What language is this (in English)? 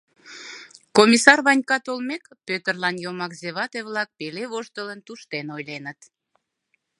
Mari